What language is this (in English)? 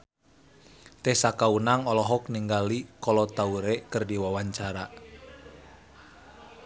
Sundanese